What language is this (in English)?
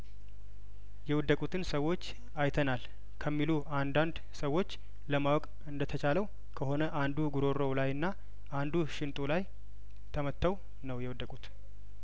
Amharic